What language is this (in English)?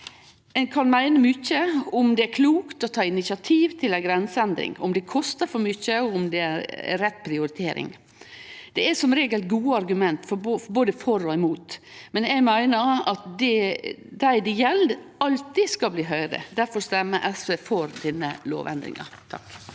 Norwegian